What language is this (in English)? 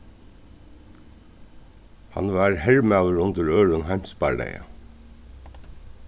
Faroese